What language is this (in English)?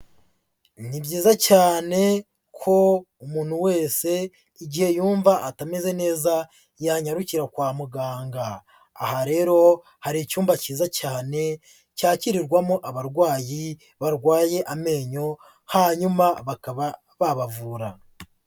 Kinyarwanda